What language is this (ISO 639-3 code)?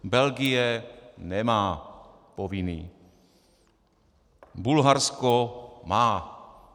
ces